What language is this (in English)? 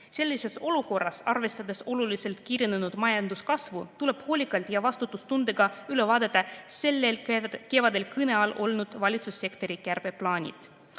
Estonian